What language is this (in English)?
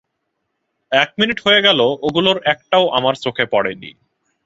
Bangla